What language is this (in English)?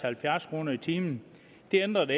Danish